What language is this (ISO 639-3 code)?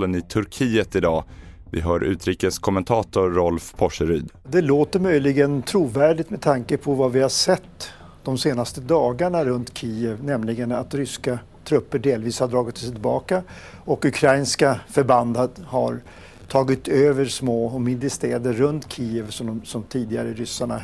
swe